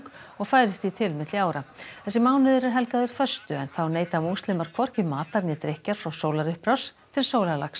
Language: Icelandic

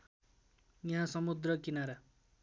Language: Nepali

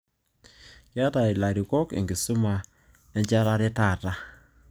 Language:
Masai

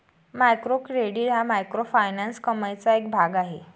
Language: Marathi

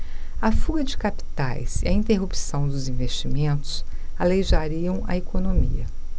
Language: Portuguese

